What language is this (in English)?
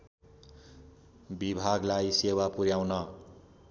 Nepali